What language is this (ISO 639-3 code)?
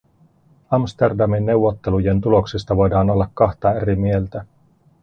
fin